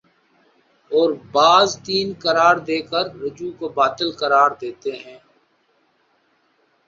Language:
Urdu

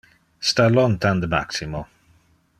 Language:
Interlingua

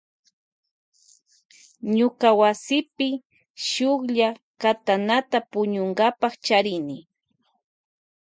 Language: Loja Highland Quichua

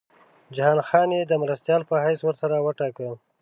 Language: Pashto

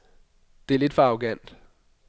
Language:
Danish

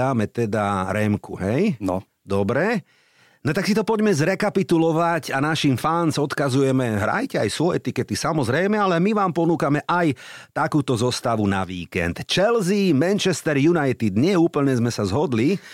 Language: Slovak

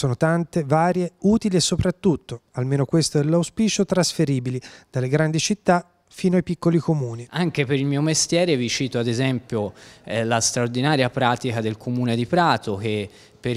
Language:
Italian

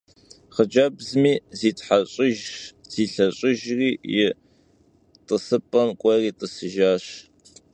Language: Kabardian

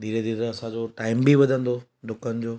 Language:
Sindhi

